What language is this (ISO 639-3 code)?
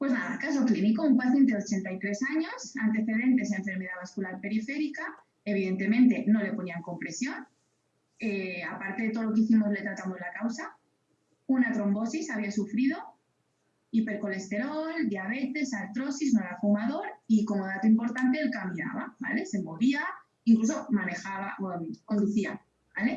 spa